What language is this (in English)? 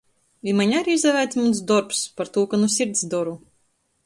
Latgalian